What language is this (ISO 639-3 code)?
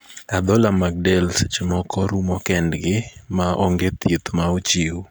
luo